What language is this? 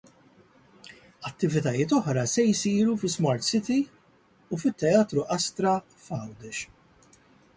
Maltese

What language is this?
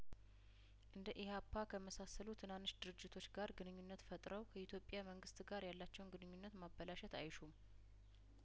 Amharic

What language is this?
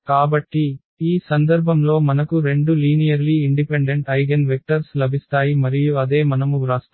Telugu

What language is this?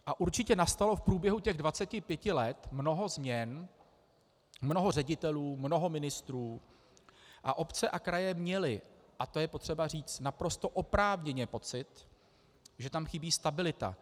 Czech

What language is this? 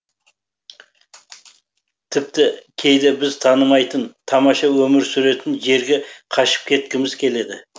Kazakh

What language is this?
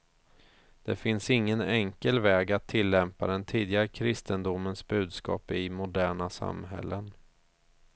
Swedish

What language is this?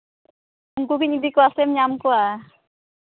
Santali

